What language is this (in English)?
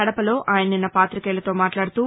Telugu